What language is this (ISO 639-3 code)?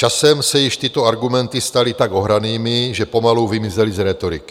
ces